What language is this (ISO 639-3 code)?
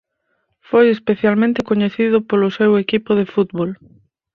glg